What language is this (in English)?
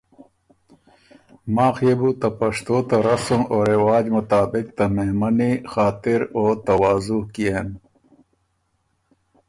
Ormuri